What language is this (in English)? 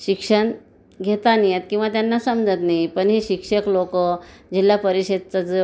Marathi